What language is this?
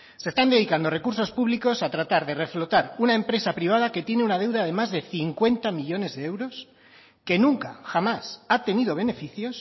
Spanish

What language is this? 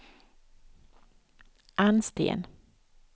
Swedish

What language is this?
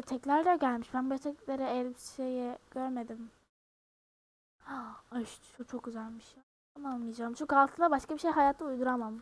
Turkish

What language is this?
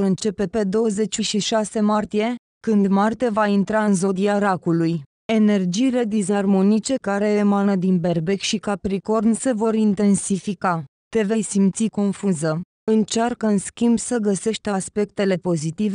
Romanian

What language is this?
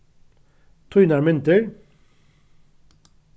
Faroese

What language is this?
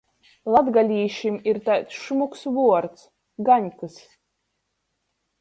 Latgalian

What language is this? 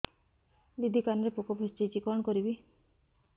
Odia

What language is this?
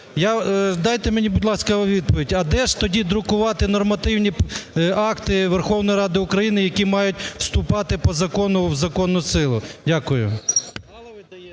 Ukrainian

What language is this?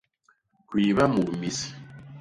Basaa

